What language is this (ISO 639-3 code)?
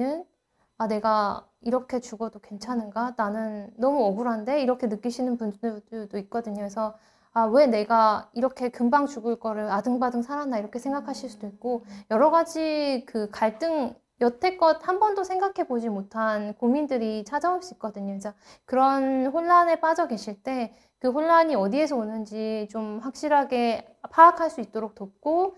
kor